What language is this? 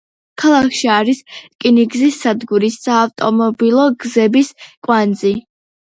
Georgian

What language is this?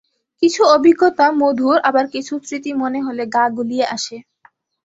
Bangla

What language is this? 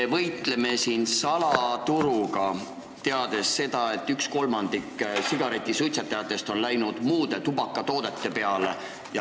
Estonian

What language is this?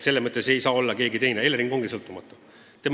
Estonian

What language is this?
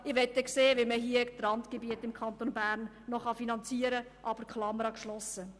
Swiss German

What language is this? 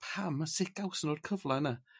Welsh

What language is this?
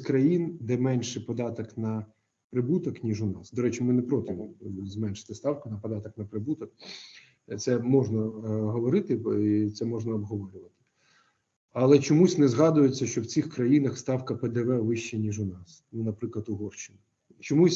Ukrainian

